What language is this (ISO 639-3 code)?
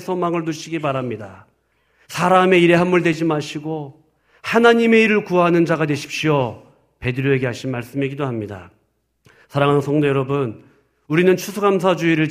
kor